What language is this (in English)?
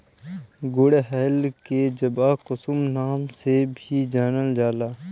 Bhojpuri